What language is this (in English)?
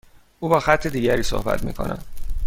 Persian